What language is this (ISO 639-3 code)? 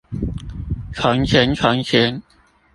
zho